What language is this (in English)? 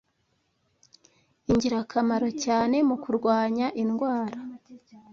Kinyarwanda